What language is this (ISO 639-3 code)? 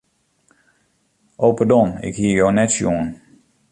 fry